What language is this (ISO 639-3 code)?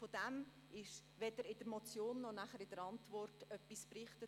gsw